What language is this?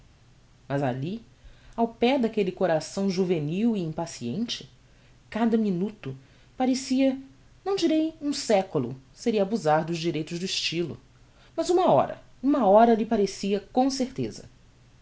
Portuguese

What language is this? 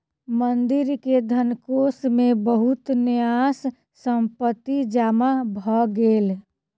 Maithili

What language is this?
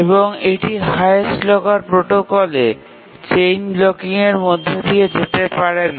Bangla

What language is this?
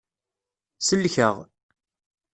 Kabyle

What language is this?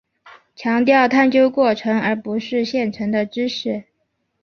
Chinese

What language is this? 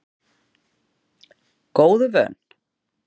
Icelandic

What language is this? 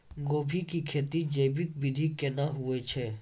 Maithili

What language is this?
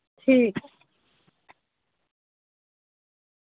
Dogri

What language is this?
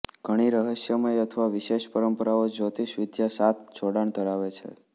Gujarati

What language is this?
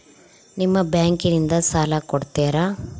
Kannada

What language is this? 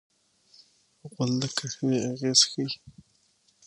Pashto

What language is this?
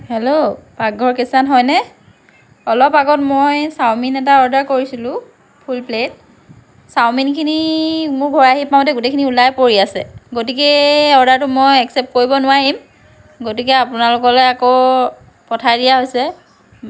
Assamese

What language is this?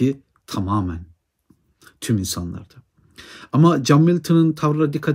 Turkish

